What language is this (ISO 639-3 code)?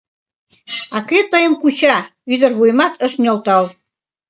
chm